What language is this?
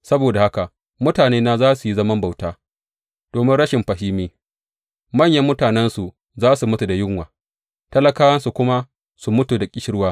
Hausa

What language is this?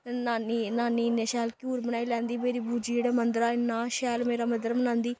Dogri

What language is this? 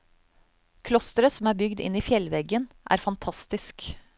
Norwegian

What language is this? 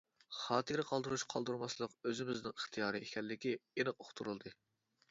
Uyghur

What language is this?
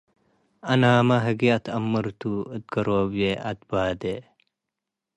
Tigre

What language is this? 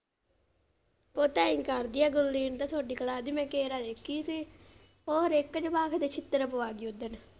Punjabi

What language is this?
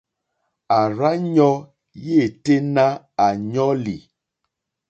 Mokpwe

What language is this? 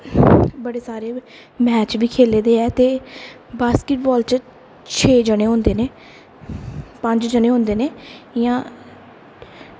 Dogri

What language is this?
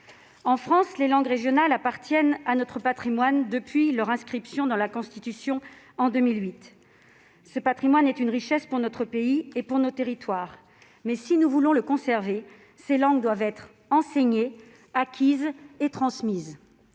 French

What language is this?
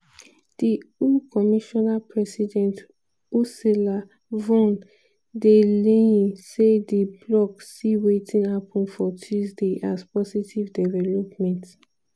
Nigerian Pidgin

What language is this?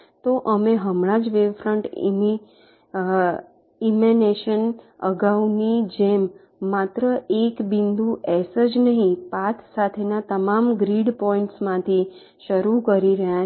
Gujarati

